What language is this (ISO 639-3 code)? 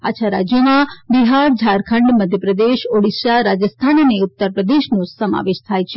guj